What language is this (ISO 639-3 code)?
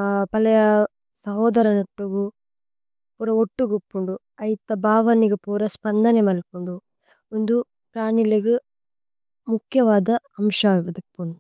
tcy